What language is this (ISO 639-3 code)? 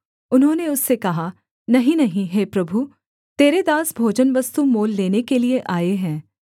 hin